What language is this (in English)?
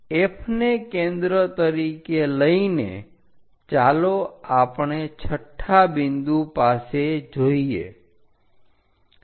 Gujarati